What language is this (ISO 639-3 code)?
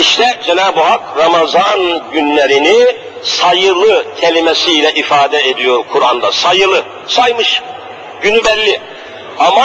tur